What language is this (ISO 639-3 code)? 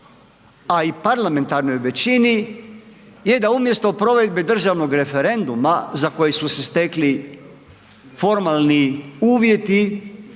hrv